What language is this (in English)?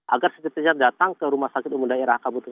Indonesian